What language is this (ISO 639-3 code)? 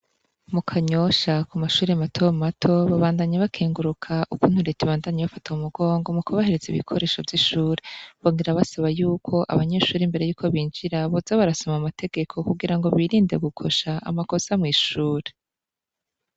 run